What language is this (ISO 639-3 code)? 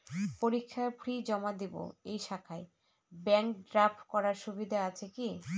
ben